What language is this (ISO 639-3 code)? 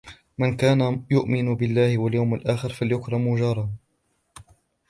ara